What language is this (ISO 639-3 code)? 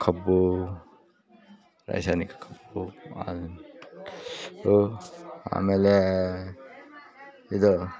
kan